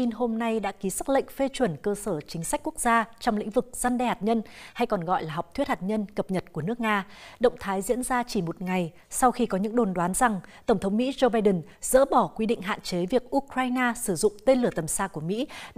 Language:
Vietnamese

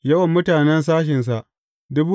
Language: Hausa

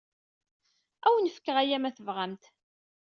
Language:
Kabyle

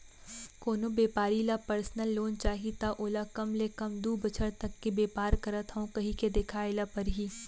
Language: Chhattisgarhi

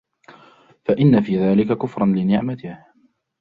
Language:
Arabic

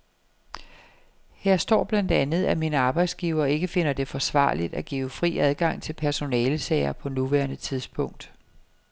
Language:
Danish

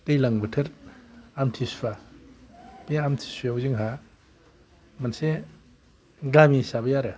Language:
Bodo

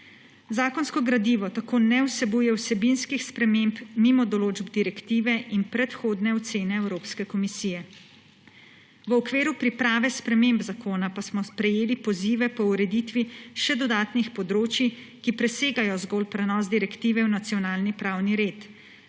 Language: Slovenian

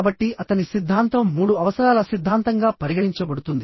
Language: Telugu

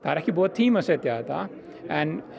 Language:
Icelandic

